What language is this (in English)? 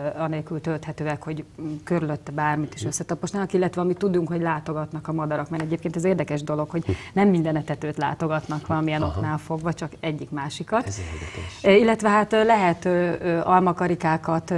Hungarian